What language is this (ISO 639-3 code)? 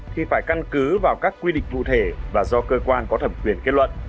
vie